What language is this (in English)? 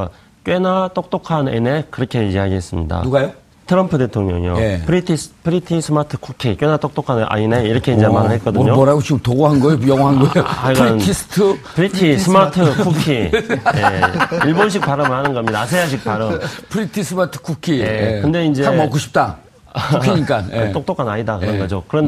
Korean